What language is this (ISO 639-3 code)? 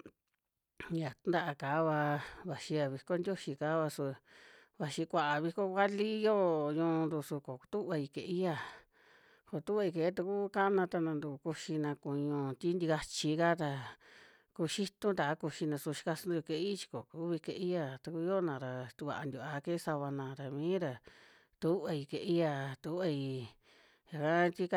jmx